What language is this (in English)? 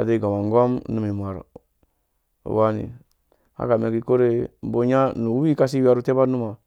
Dũya